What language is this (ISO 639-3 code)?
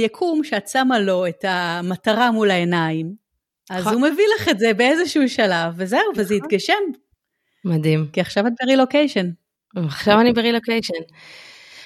heb